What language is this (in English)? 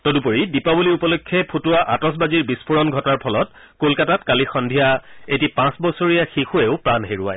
Assamese